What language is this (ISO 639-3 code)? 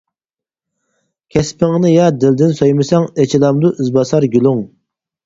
uig